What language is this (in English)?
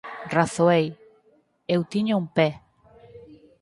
Galician